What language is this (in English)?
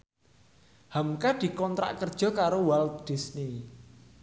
Javanese